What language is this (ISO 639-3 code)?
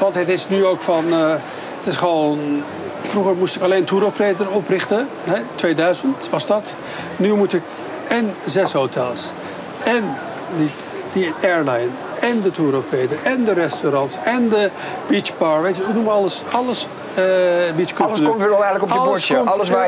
nld